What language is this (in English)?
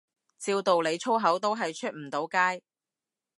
Cantonese